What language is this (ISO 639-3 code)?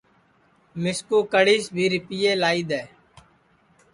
ssi